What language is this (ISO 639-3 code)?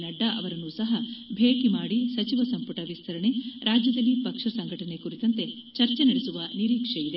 kan